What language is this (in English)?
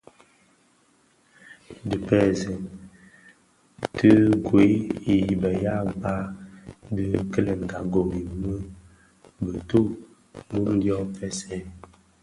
Bafia